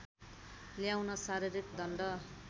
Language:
Nepali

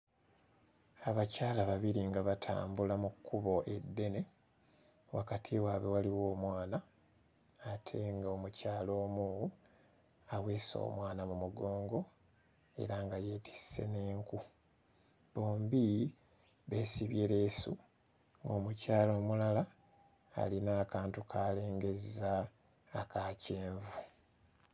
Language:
Ganda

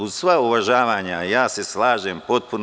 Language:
Serbian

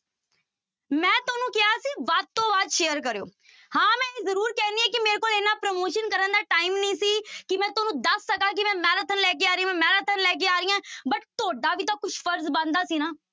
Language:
Punjabi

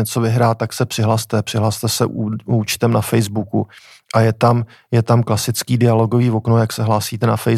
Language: Czech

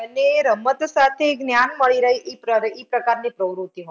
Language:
Gujarati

